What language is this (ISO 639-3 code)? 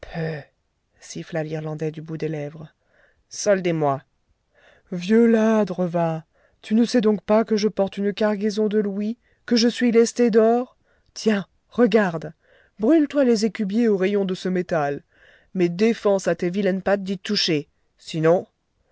fra